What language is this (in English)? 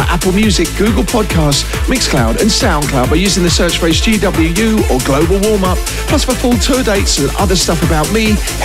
English